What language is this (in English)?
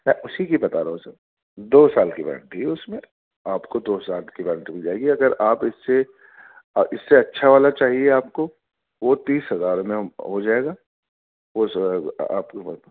Urdu